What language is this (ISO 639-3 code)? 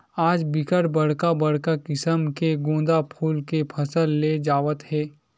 hne